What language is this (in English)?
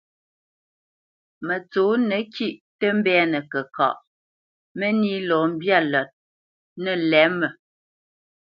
Bamenyam